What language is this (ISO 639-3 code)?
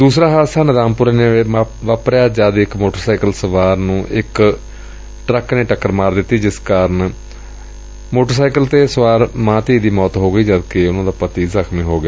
pan